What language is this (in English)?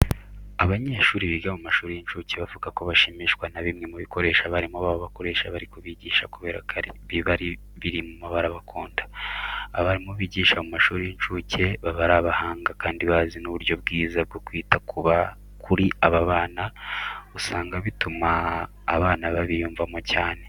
Kinyarwanda